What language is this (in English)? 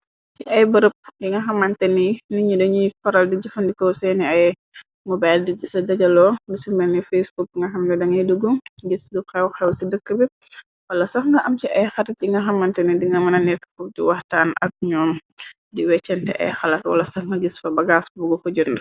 Wolof